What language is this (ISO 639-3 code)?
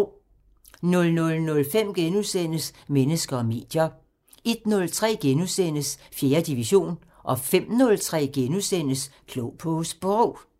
dan